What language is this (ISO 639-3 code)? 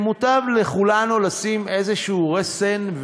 heb